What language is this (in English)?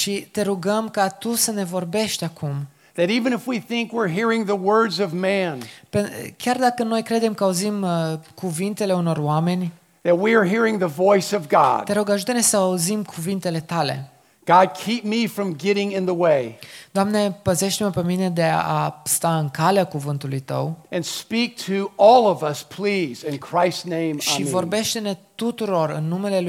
Romanian